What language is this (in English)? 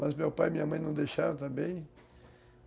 Portuguese